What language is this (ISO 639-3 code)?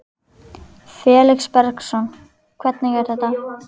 isl